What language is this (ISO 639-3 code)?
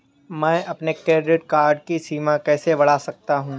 hin